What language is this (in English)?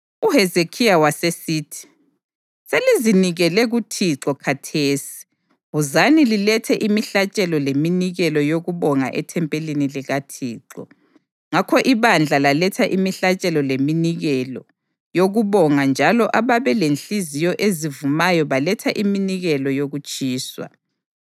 North Ndebele